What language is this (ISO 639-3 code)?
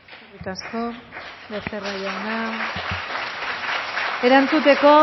eus